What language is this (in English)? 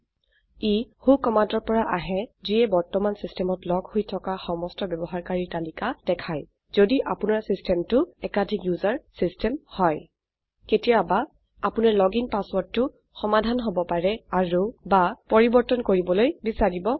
Assamese